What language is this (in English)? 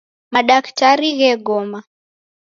Taita